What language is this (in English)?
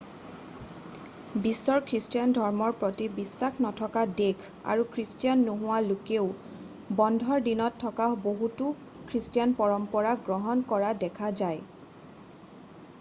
Assamese